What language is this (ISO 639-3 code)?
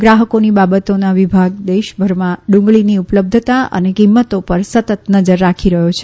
guj